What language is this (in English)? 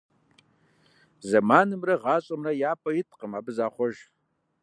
Kabardian